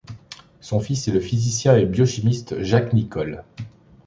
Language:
French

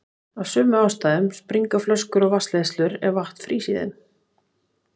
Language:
Icelandic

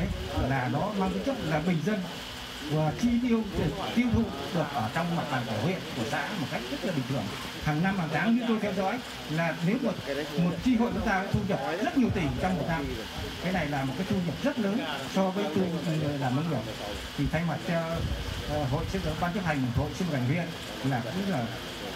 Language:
Vietnamese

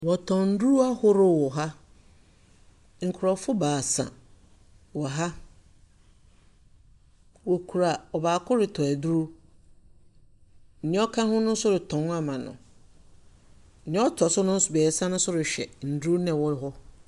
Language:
Akan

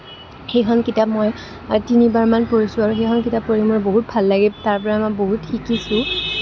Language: Assamese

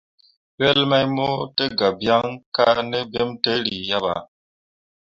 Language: Mundang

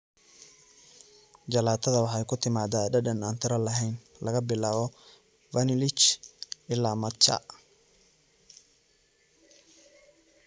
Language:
Somali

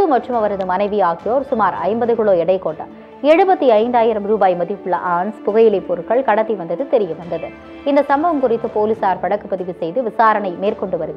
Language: Korean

